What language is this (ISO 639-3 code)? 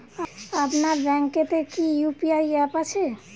ben